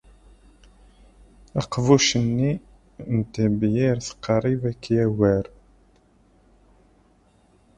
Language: Kabyle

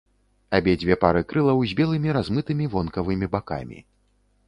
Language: Belarusian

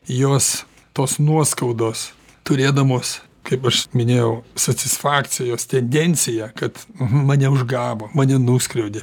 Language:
Lithuanian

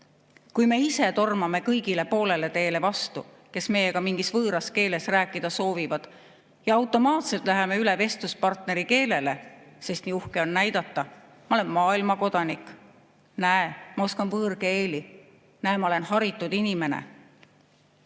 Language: Estonian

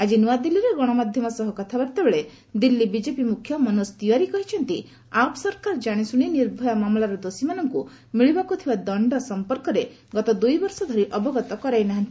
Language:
Odia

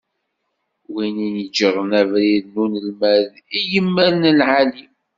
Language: Kabyle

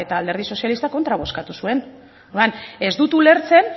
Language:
Basque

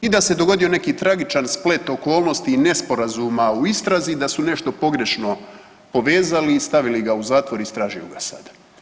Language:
Croatian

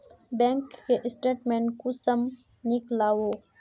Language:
Magahi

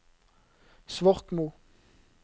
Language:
Norwegian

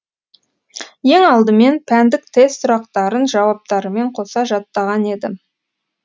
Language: Kazakh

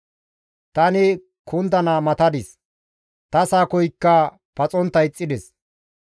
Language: Gamo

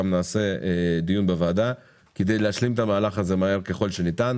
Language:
Hebrew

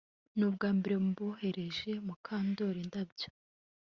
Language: Kinyarwanda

